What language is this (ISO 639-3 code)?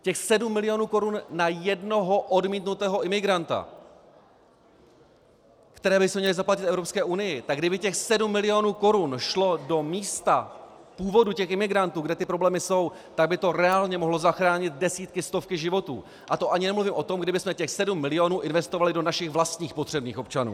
ces